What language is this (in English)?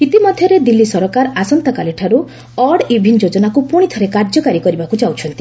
Odia